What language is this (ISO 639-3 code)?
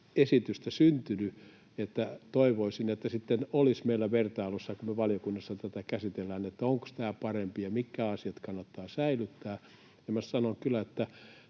fin